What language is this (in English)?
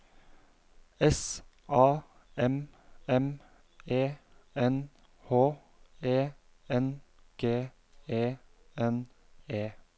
Norwegian